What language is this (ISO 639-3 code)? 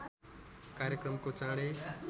nep